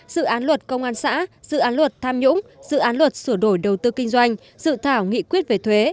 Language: Vietnamese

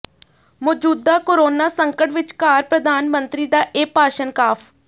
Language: Punjabi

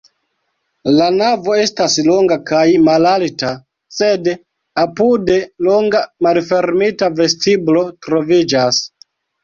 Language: Esperanto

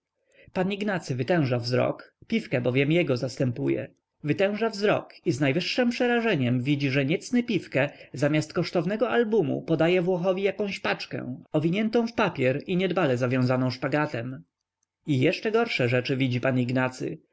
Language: Polish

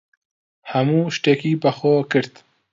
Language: Central Kurdish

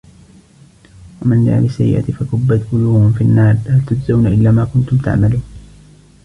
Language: Arabic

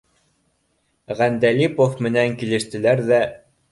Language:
Bashkir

